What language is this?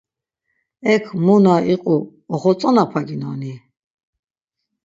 Laz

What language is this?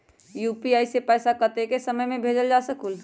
Magahi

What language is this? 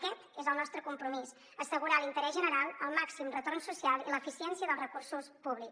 Catalan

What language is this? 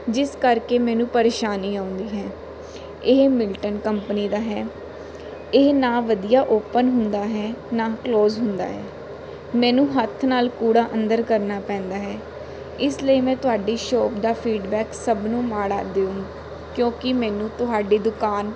Punjabi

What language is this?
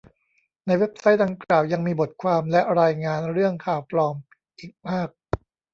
Thai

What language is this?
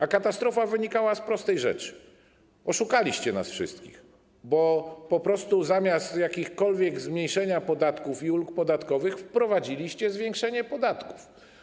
Polish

